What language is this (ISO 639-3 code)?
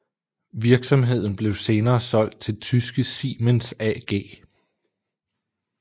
dan